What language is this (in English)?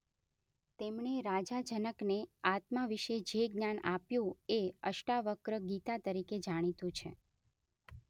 Gujarati